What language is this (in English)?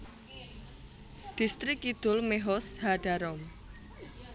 Javanese